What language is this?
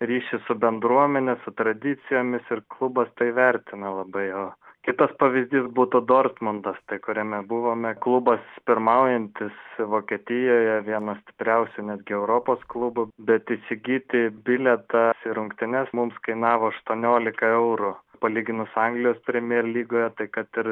Lithuanian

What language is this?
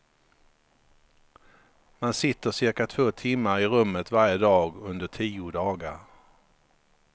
Swedish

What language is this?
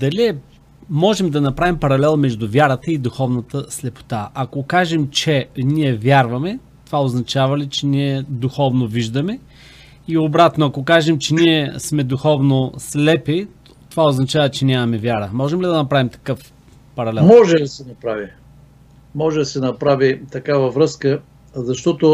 Bulgarian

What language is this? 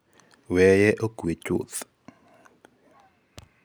Luo (Kenya and Tanzania)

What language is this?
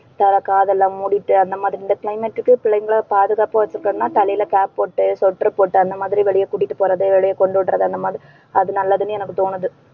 Tamil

